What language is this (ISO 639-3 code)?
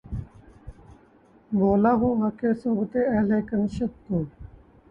urd